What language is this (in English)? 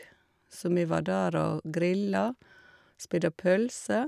Norwegian